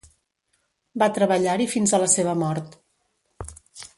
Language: Catalan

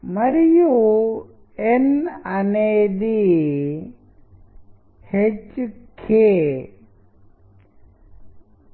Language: Telugu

